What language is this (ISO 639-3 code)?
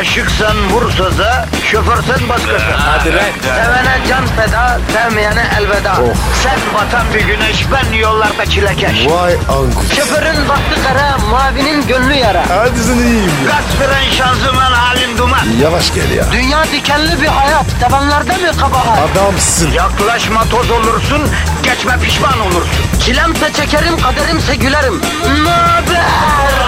tur